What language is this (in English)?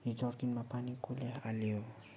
Nepali